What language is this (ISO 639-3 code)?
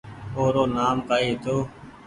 gig